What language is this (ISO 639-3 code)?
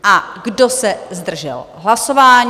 ces